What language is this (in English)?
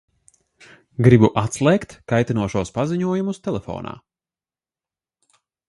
Latvian